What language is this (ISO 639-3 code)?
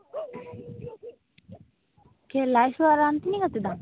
sat